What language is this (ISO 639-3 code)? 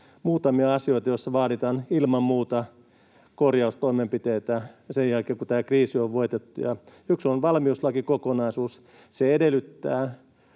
fin